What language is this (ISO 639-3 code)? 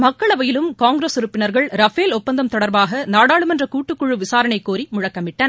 tam